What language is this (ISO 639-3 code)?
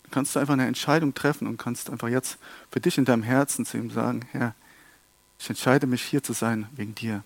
deu